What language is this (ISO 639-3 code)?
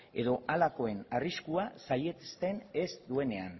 eus